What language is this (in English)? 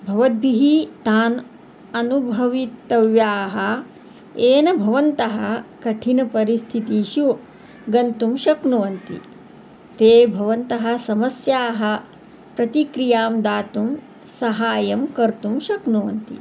Sanskrit